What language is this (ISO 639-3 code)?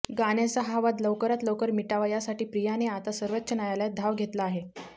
mar